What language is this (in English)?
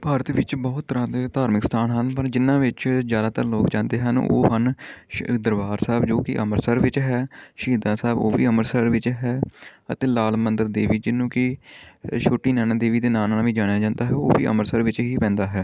Punjabi